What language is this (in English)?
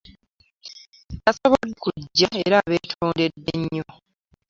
Ganda